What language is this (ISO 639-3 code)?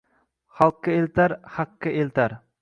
uzb